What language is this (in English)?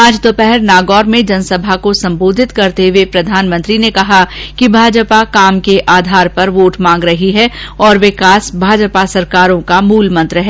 Hindi